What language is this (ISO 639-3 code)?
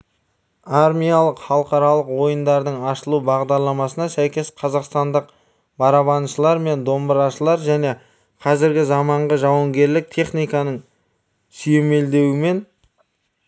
kaz